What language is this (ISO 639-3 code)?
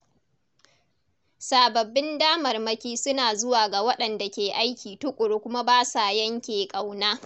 hau